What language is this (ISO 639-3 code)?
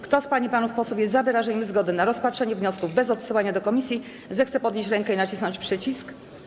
pol